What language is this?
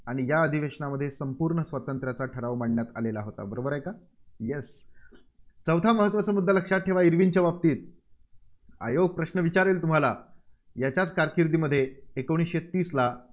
Marathi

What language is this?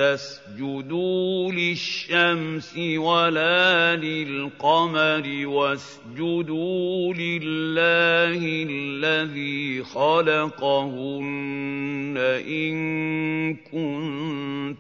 Arabic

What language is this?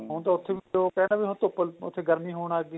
Punjabi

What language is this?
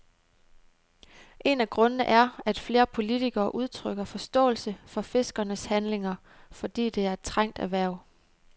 Danish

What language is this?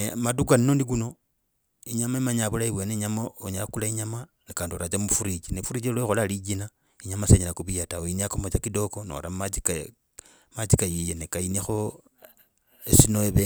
Logooli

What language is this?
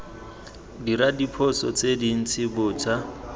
Tswana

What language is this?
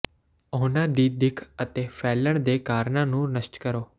Punjabi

